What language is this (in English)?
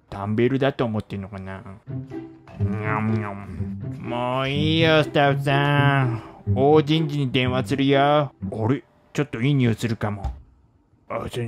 Japanese